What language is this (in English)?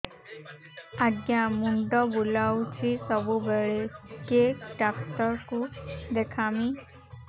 Odia